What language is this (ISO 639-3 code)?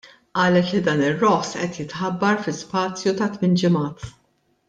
mlt